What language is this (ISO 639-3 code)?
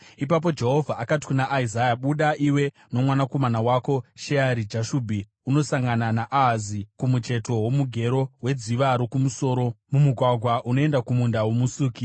sna